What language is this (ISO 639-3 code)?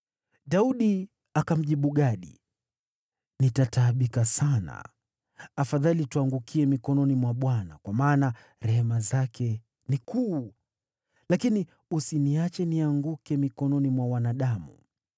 swa